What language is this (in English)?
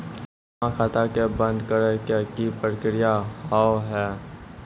Maithili